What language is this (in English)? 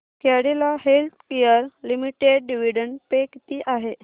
Marathi